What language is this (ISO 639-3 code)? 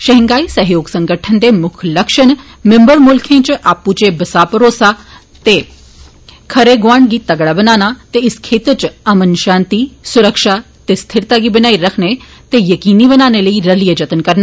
doi